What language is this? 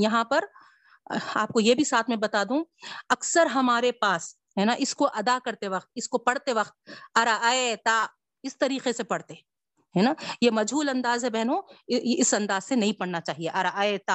Urdu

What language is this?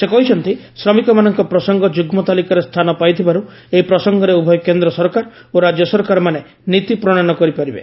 Odia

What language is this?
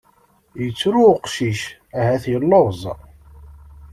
Kabyle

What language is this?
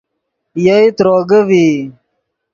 Yidgha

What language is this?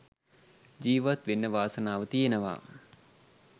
Sinhala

